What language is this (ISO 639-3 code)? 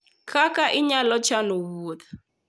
luo